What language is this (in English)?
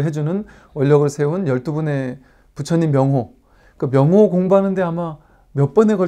Korean